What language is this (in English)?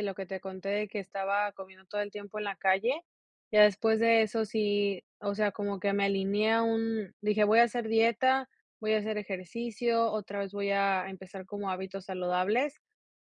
Spanish